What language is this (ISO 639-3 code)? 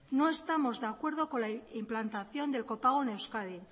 spa